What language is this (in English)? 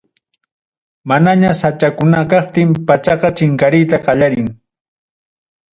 Ayacucho Quechua